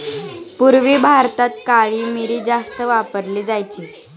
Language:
Marathi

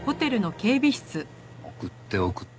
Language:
Japanese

